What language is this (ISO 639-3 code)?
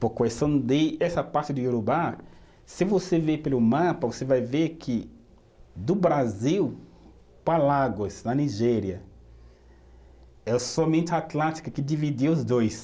por